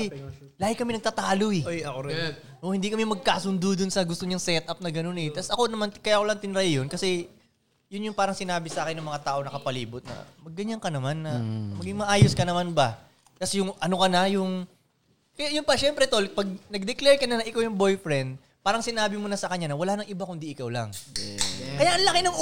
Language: Filipino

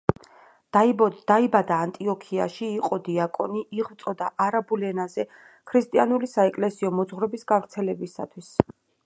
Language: Georgian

